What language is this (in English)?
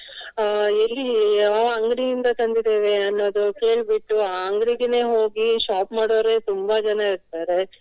Kannada